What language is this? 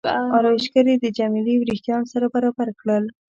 Pashto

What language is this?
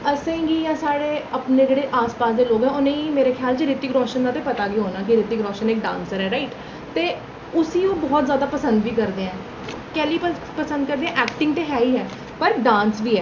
Dogri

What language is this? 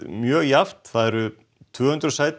Icelandic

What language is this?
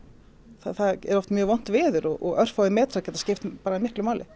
Icelandic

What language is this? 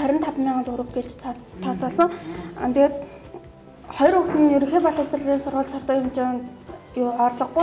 Arabic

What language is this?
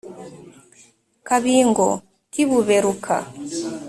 Kinyarwanda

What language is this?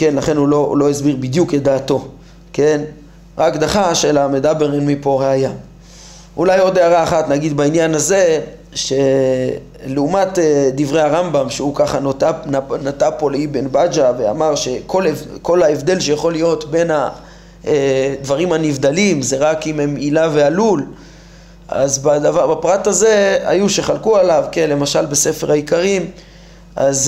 Hebrew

